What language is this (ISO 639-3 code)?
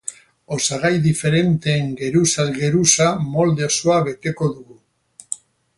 eus